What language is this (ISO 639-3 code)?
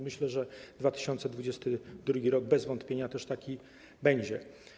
pol